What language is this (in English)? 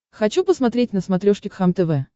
Russian